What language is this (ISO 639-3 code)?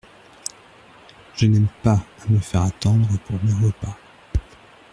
fra